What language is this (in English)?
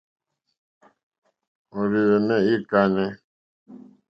Mokpwe